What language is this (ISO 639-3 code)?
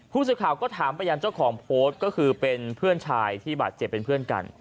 tha